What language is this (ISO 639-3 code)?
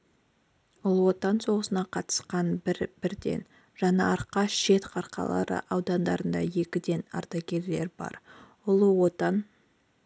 kaz